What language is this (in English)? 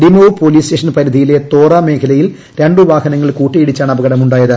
Malayalam